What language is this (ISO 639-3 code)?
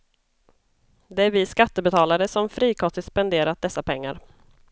swe